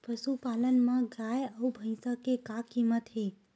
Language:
Chhattisgarhi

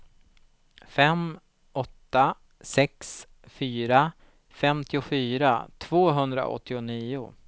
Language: Swedish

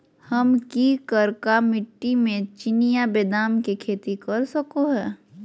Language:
Magahi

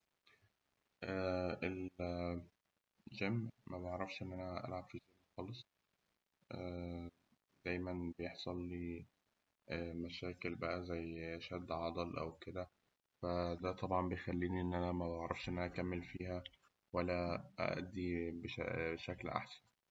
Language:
Egyptian Arabic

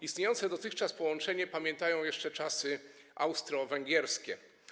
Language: Polish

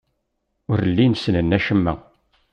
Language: Kabyle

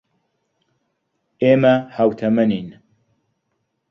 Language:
Central Kurdish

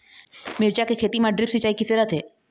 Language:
Chhattisgarhi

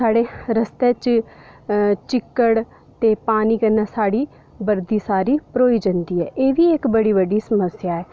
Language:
Dogri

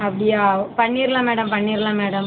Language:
Tamil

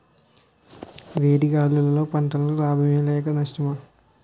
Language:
Telugu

